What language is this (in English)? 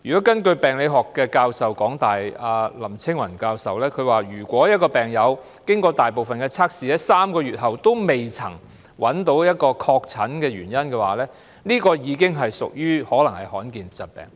Cantonese